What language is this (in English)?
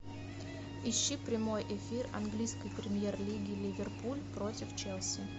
Russian